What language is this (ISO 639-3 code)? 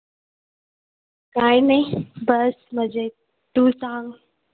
mar